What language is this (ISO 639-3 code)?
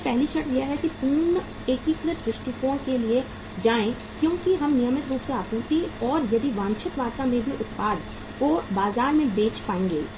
hin